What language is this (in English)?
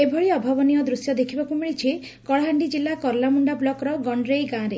Odia